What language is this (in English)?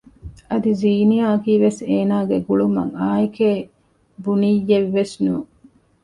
Divehi